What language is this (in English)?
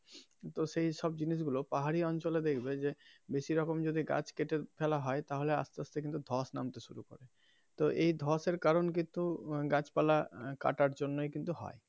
Bangla